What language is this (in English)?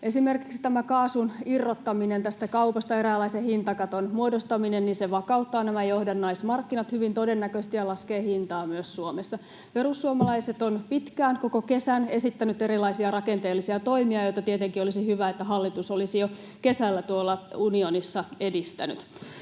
Finnish